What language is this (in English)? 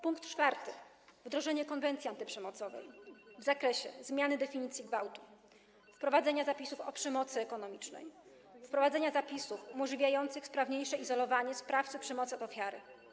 Polish